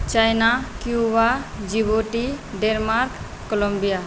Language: Maithili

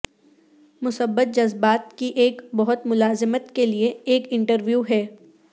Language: Urdu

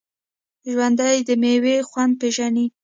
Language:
Pashto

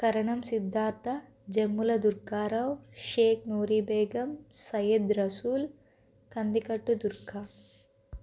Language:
Telugu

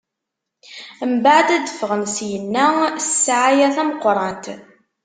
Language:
Kabyle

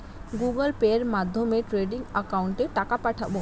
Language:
Bangla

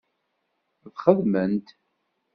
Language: Kabyle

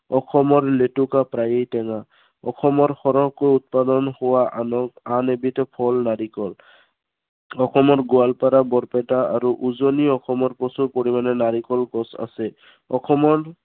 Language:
Assamese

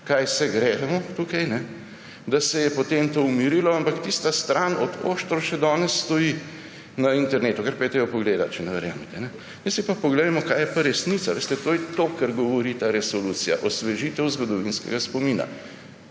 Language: Slovenian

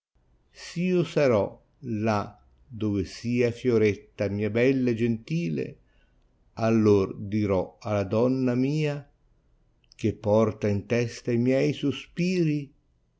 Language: Italian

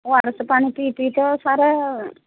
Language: Odia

